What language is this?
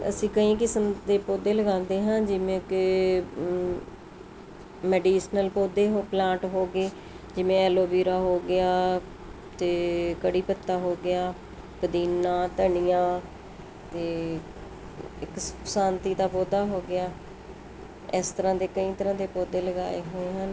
Punjabi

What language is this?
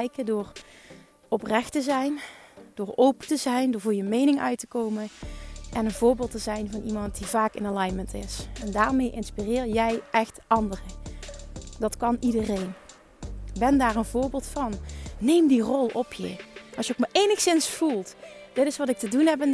Dutch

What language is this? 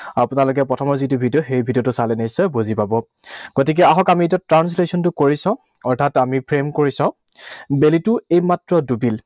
Assamese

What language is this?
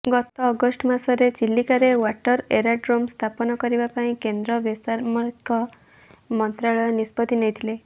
Odia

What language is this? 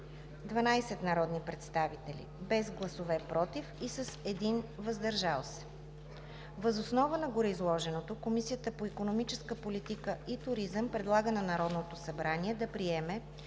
Bulgarian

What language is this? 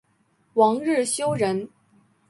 Chinese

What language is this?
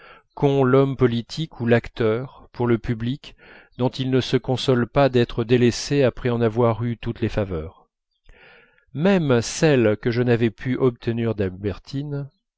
French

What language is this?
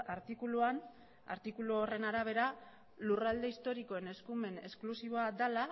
Basque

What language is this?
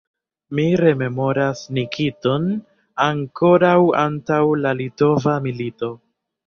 Esperanto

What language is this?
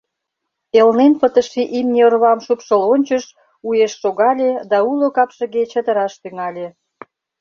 Mari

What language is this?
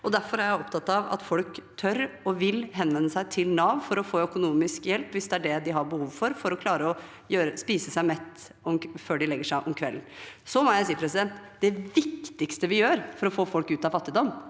Norwegian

